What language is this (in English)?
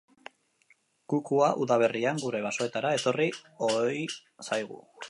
Basque